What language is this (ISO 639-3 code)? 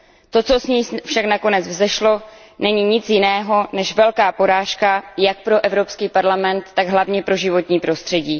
ces